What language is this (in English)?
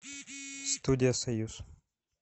Russian